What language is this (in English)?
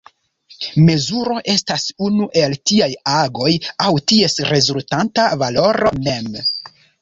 Esperanto